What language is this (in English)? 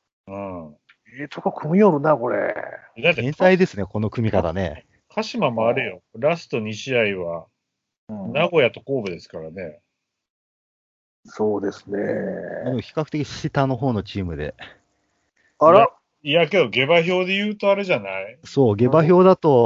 Japanese